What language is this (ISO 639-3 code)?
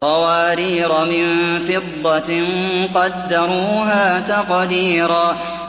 ara